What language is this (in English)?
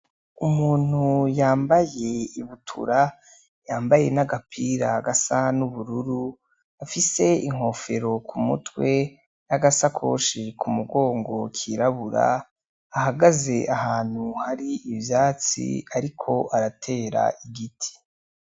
Rundi